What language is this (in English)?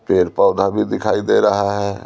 Hindi